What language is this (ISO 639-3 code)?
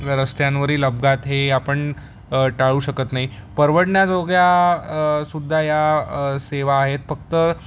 mar